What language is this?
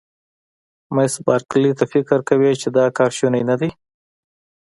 Pashto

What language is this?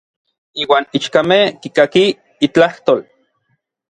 Orizaba Nahuatl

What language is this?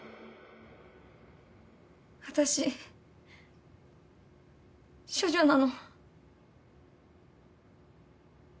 Japanese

